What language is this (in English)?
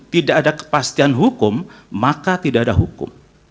Indonesian